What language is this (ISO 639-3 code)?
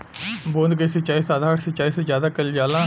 bho